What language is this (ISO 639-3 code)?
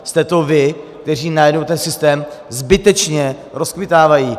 ces